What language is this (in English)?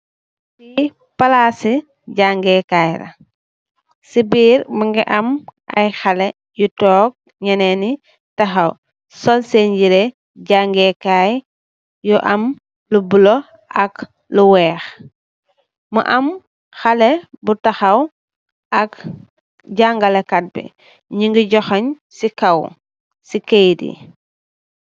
Wolof